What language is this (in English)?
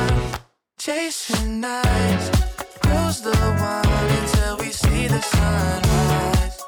Hebrew